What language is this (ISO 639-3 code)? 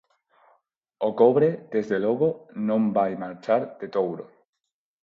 glg